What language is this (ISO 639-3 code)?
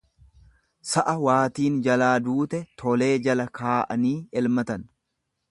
orm